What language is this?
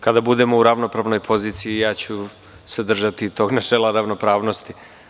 Serbian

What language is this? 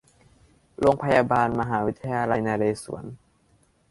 Thai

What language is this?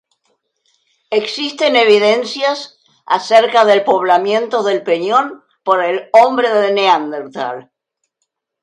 Spanish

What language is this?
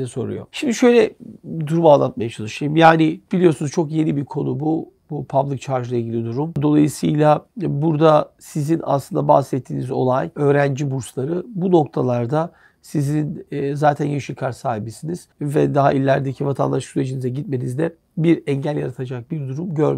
Turkish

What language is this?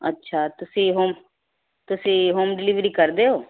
Punjabi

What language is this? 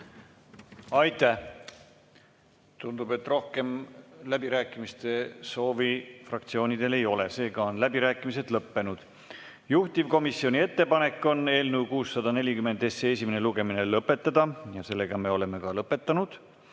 Estonian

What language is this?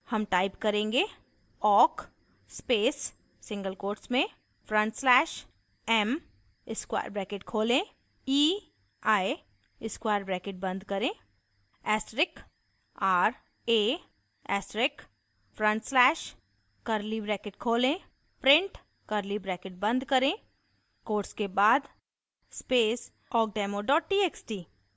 Hindi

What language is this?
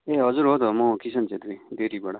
Nepali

